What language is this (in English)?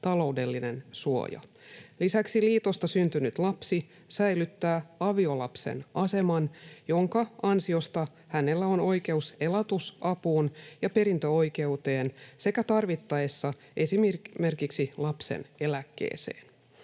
Finnish